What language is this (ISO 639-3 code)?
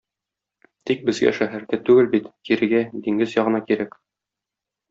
tat